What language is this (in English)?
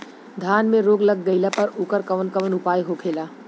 Bhojpuri